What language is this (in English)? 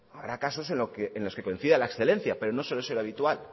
Spanish